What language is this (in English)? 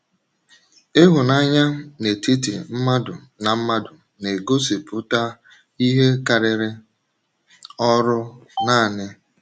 Igbo